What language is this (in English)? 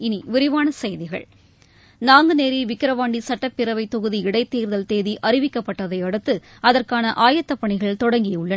Tamil